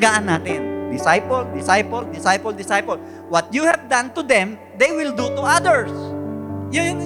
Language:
Filipino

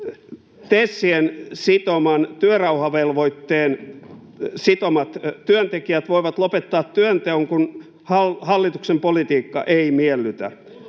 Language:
Finnish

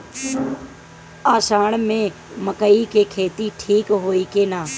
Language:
Bhojpuri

